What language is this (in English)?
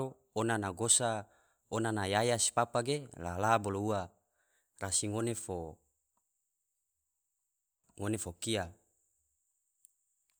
Tidore